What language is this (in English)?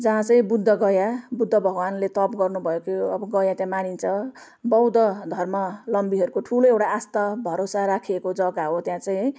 Nepali